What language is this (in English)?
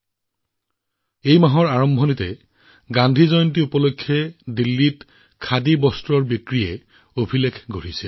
Assamese